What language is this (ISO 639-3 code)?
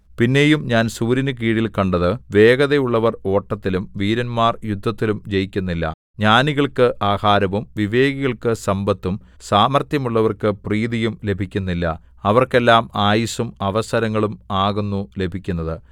mal